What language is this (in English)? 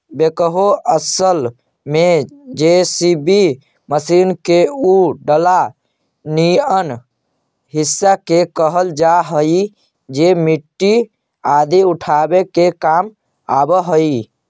Magahi